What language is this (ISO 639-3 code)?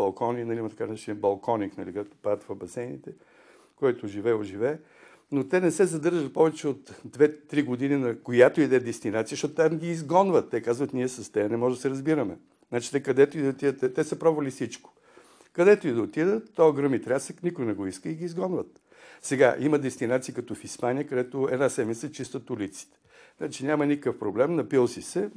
bul